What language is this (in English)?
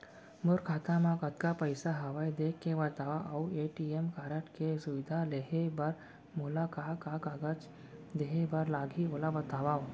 Chhattisgarhi